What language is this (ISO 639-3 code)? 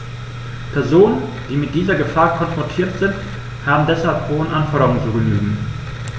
deu